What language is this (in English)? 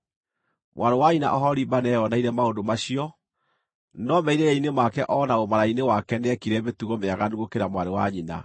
Kikuyu